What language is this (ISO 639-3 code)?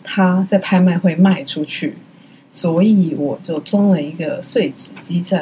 zho